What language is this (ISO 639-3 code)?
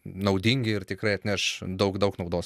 lit